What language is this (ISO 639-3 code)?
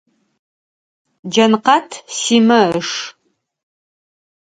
ady